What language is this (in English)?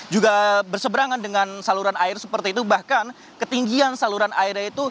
Indonesian